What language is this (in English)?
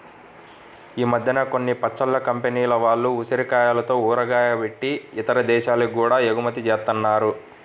Telugu